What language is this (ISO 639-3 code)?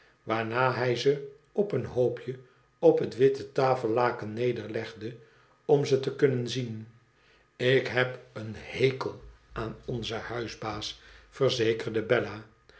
nld